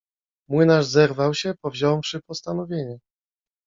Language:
Polish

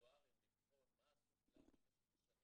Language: Hebrew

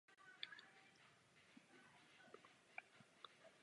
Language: Czech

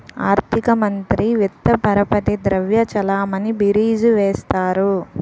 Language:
Telugu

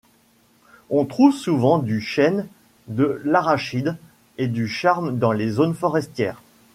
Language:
French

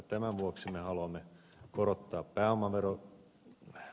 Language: Finnish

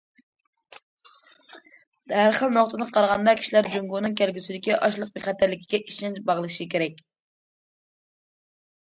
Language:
Uyghur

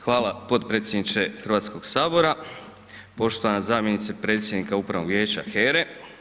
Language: Croatian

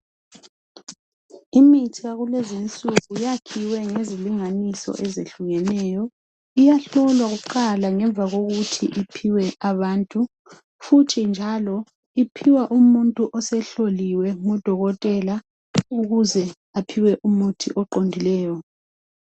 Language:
North Ndebele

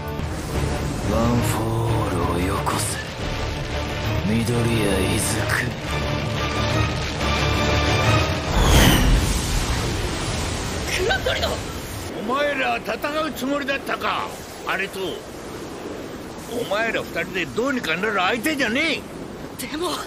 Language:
Japanese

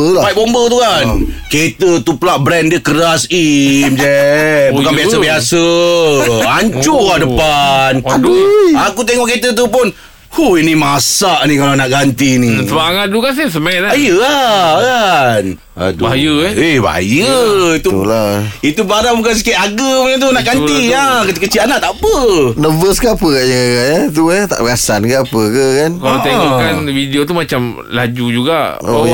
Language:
Malay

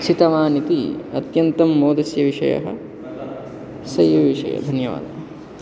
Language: Sanskrit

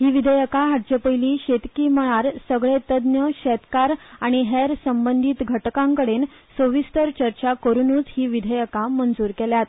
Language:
Konkani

